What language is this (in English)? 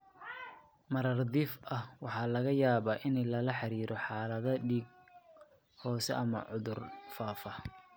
Somali